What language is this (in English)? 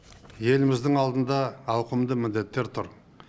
Kazakh